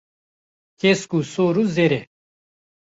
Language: Kurdish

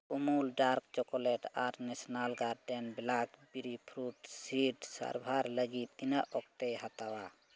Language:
Santali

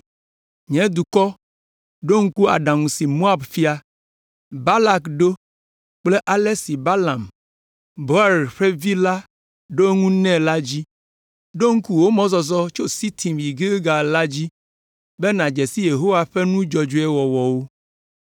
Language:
Ewe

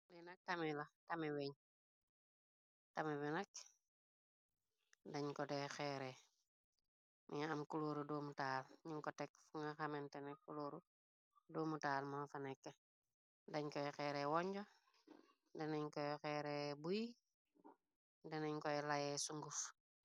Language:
Wolof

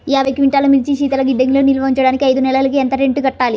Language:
Telugu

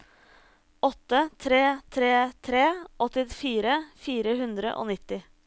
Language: Norwegian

